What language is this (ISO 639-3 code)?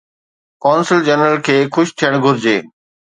snd